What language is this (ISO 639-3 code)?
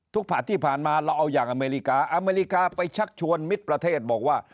tha